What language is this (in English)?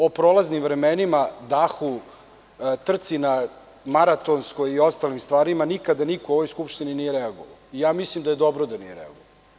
Serbian